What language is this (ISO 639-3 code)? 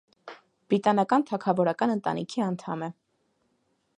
hye